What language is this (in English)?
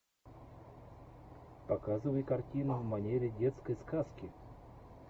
Russian